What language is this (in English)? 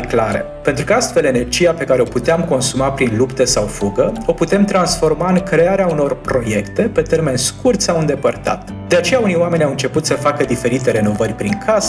Romanian